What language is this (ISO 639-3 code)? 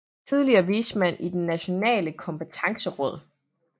dan